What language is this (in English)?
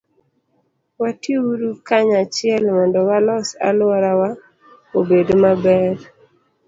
Luo (Kenya and Tanzania)